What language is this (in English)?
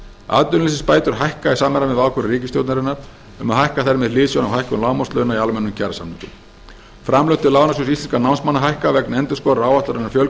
Icelandic